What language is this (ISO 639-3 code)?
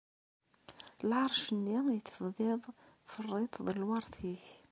kab